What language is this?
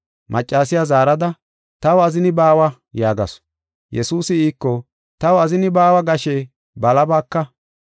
Gofa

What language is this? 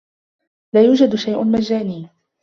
Arabic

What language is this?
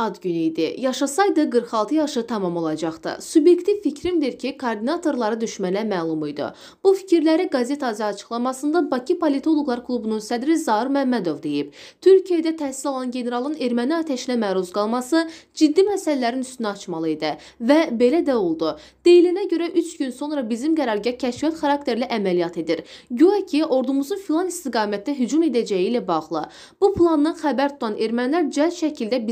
Turkish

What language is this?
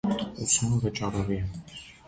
Armenian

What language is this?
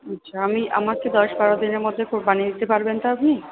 Bangla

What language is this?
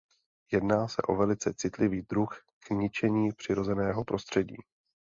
Czech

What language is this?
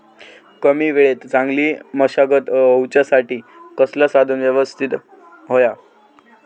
Marathi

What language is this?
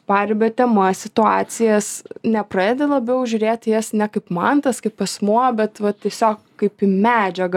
Lithuanian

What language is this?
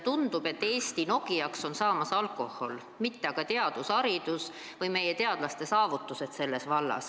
Estonian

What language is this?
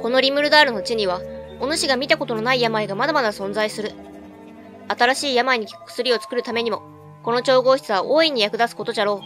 Japanese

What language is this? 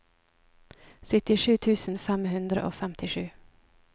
Norwegian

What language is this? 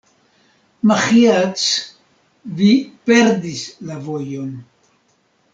Esperanto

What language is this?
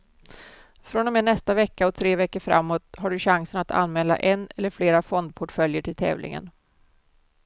Swedish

